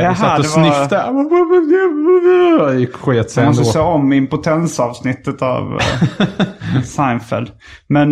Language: Swedish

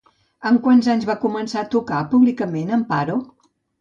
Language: Catalan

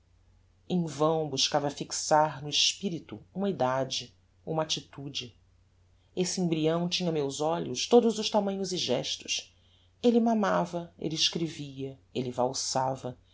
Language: Portuguese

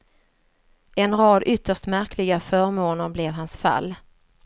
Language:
Swedish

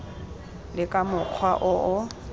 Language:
Tswana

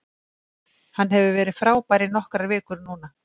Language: Icelandic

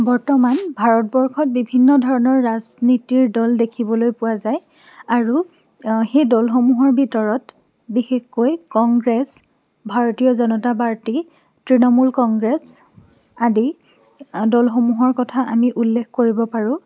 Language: Assamese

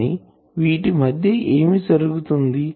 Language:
Telugu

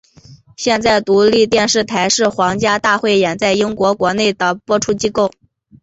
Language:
Chinese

